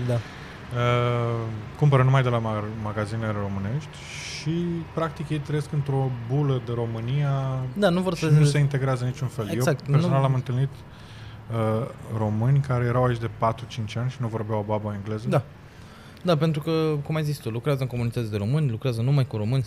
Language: Romanian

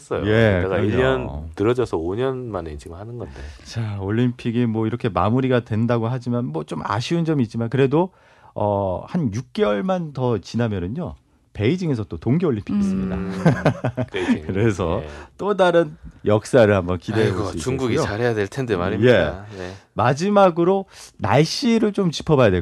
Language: Korean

